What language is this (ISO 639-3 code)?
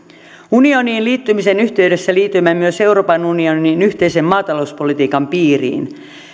fin